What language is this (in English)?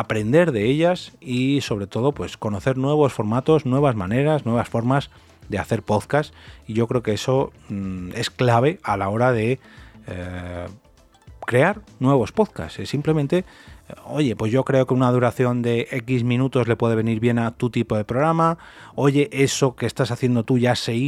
Spanish